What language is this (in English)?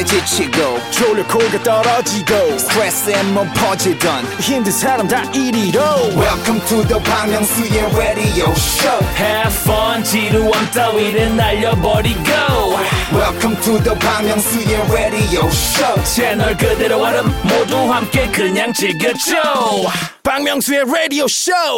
Korean